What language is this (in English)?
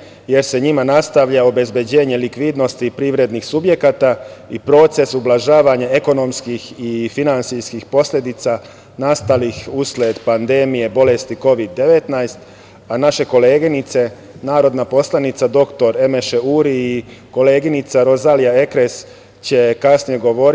Serbian